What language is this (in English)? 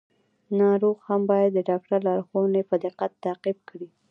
Pashto